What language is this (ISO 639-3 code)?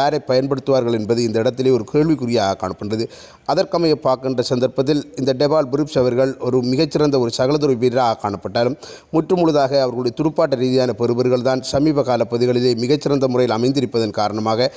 ara